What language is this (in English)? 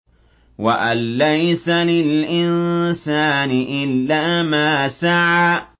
Arabic